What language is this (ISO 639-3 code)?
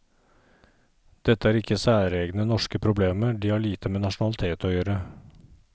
nor